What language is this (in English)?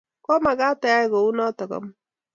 Kalenjin